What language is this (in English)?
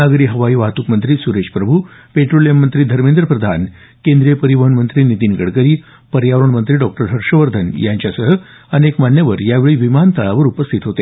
Marathi